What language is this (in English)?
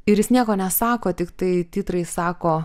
Lithuanian